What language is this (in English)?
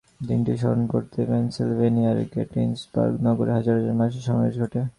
Bangla